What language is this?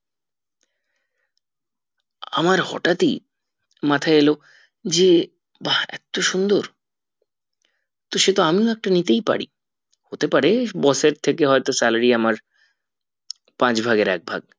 Bangla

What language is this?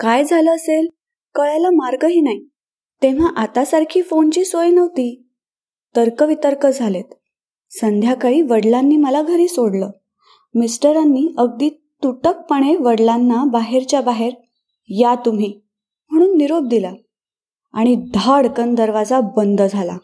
Marathi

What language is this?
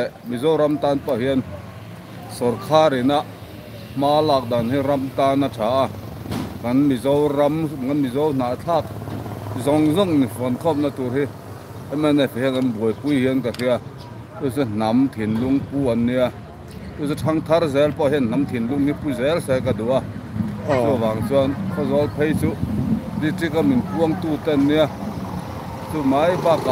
Thai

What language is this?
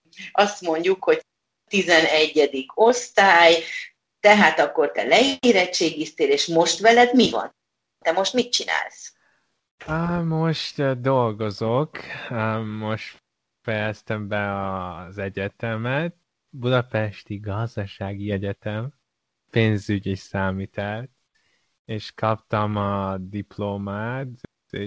Hungarian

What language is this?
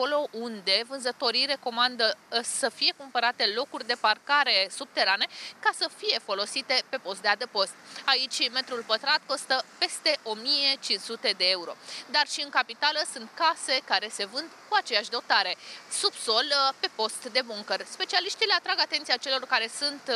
Romanian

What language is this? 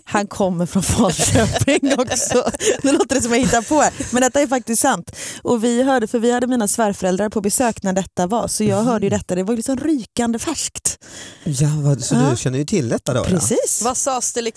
Swedish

